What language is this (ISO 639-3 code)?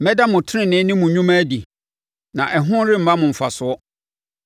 aka